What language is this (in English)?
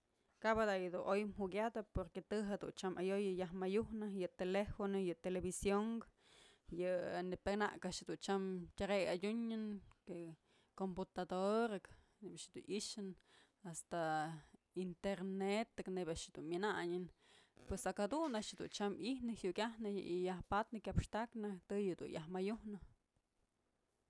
Mazatlán Mixe